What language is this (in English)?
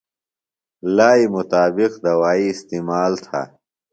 Phalura